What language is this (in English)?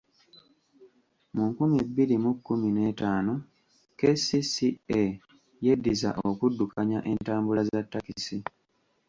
Ganda